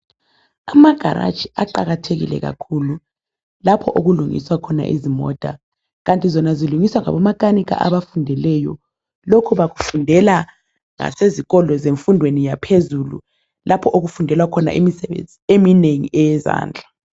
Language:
North Ndebele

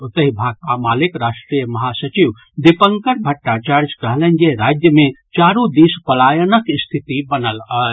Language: Maithili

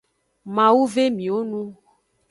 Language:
Aja (Benin)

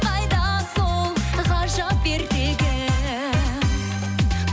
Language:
Kazakh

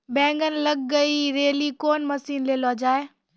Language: Maithili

